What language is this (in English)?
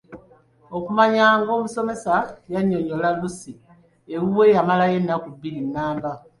Ganda